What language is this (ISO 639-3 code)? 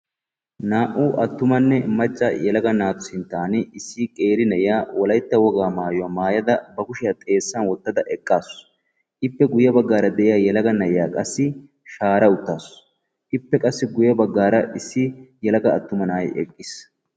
wal